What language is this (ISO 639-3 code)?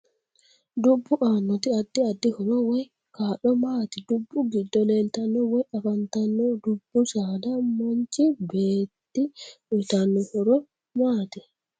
sid